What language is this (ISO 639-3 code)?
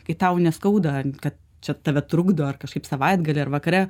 lit